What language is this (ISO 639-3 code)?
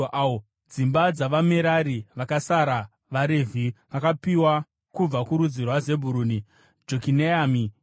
sna